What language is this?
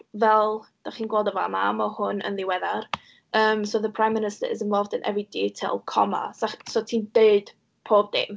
Welsh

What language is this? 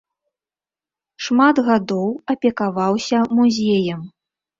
Belarusian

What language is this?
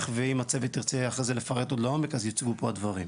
Hebrew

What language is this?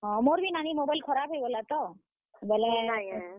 Odia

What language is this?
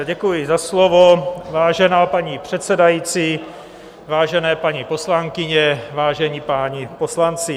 Czech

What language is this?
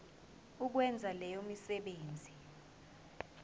Zulu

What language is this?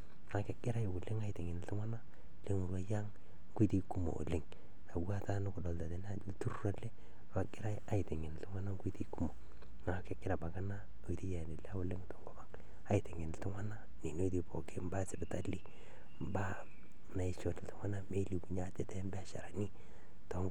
Masai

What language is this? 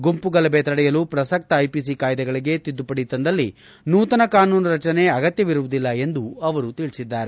Kannada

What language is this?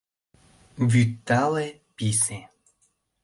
Mari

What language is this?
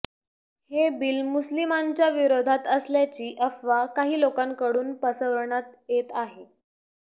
Marathi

